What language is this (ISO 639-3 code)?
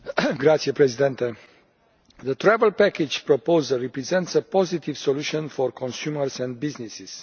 eng